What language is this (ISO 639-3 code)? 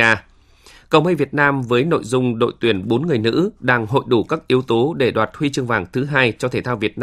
vie